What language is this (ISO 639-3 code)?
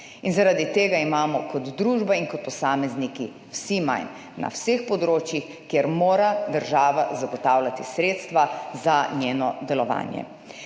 slv